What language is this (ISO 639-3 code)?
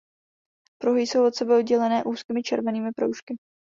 ces